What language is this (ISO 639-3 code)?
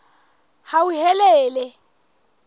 sot